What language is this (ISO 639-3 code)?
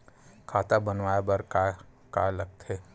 hne